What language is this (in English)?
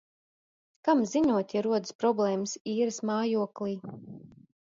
Latvian